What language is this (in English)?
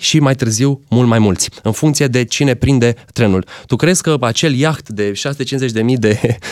Romanian